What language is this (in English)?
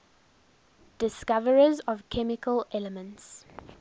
English